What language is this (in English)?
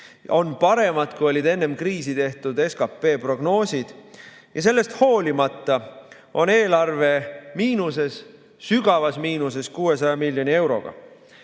Estonian